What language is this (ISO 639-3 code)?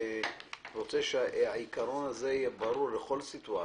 heb